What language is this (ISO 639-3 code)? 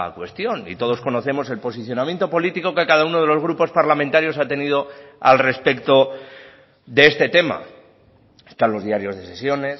spa